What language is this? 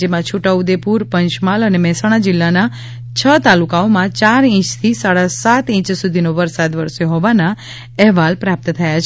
Gujarati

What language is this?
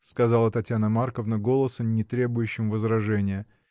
Russian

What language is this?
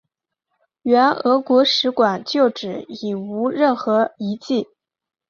Chinese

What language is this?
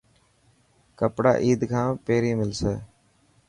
Dhatki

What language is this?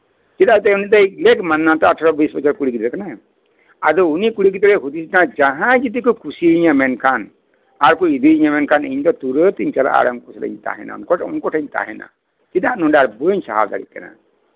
Santali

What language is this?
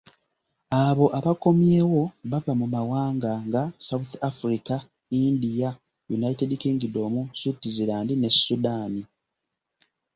Ganda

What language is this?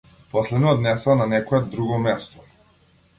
Macedonian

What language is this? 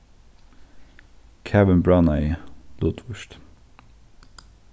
Faroese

